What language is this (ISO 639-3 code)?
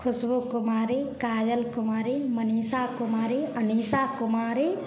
mai